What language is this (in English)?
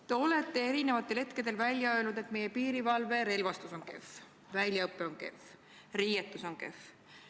Estonian